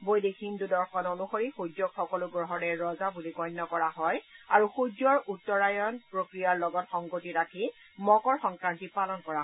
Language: Assamese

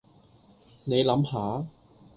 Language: Cantonese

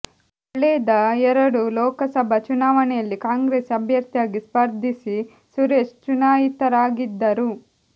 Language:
Kannada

